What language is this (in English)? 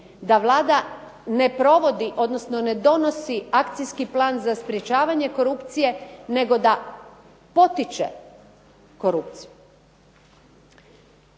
Croatian